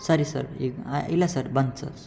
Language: Kannada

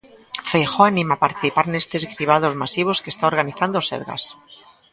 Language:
Galician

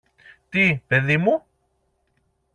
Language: Greek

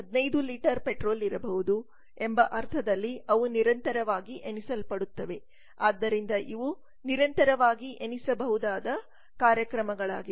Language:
Kannada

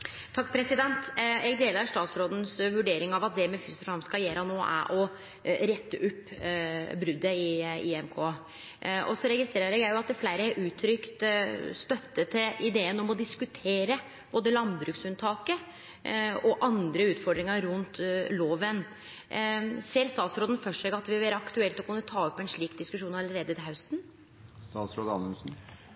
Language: Norwegian Nynorsk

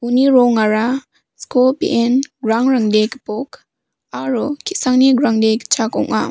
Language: Garo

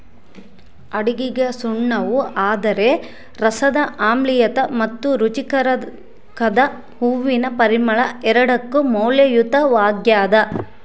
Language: Kannada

